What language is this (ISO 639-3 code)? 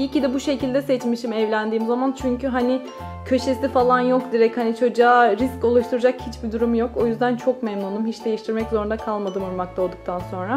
tur